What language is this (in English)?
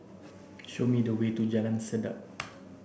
English